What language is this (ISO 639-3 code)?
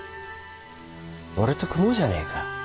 jpn